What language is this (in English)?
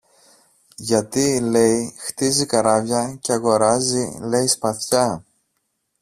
Greek